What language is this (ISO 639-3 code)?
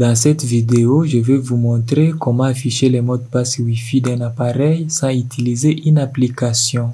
fra